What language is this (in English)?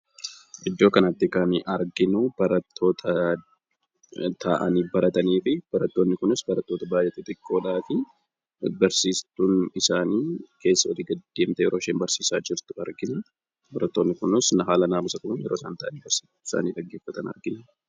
Oromo